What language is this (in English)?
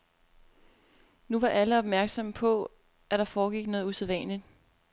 Danish